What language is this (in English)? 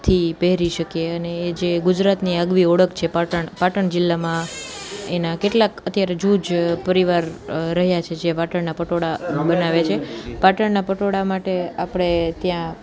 Gujarati